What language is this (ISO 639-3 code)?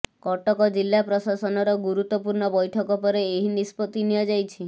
ori